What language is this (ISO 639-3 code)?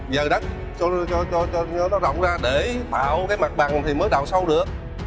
vie